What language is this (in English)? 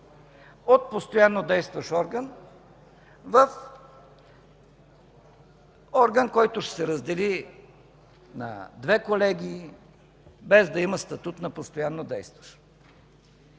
Bulgarian